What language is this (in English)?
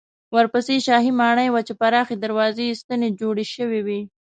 Pashto